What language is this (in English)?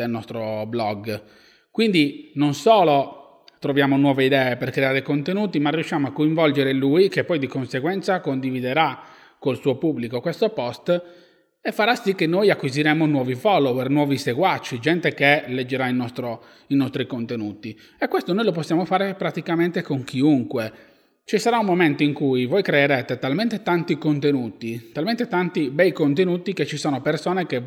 Italian